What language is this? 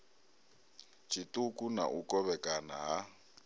Venda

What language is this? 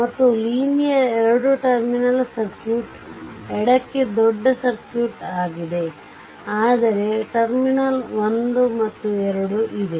Kannada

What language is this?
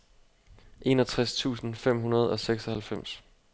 Danish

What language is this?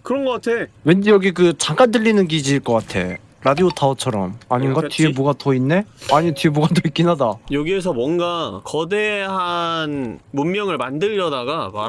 Korean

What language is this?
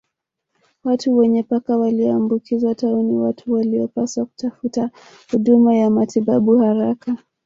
Swahili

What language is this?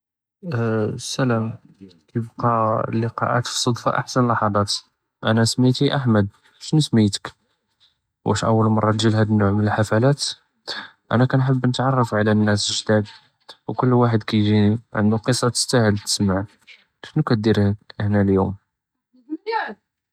Judeo-Arabic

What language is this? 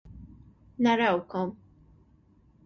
Maltese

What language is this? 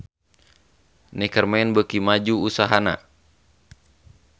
Sundanese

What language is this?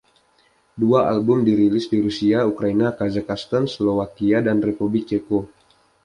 Indonesian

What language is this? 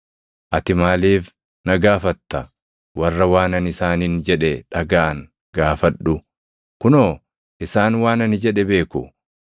Oromo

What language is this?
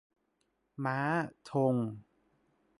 Thai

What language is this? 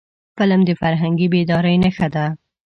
Pashto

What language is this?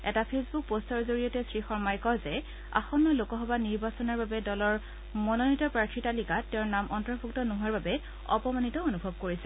Assamese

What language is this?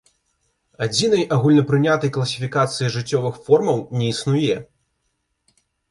Belarusian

